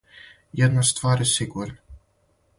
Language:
Serbian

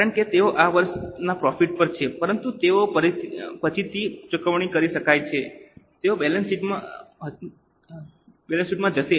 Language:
Gujarati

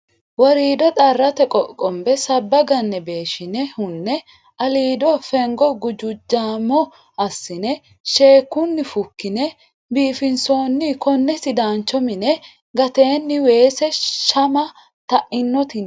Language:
Sidamo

